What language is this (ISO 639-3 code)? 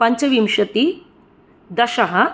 san